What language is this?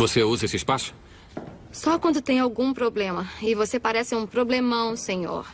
Portuguese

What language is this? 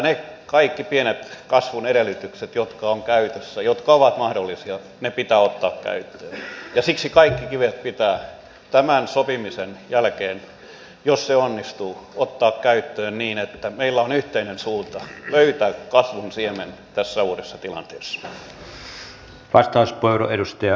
Finnish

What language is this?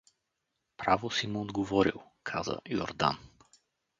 Bulgarian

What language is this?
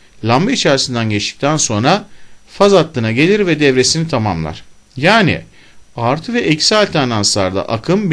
Turkish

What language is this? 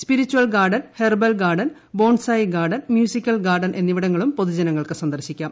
Malayalam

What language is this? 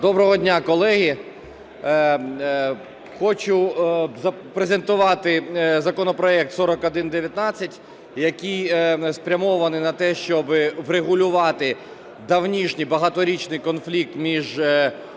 Ukrainian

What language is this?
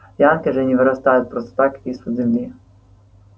Russian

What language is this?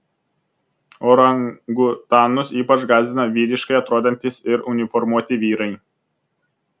Lithuanian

